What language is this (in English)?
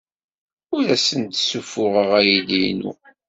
Kabyle